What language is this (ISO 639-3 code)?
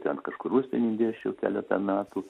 lit